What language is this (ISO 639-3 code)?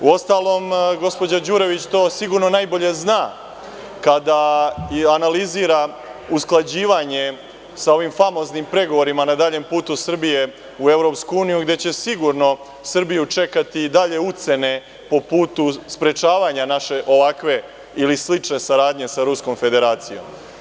srp